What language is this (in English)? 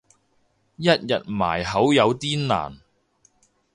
Cantonese